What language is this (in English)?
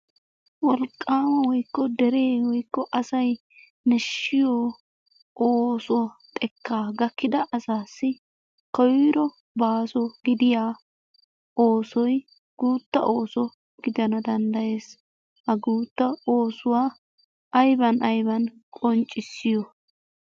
Wolaytta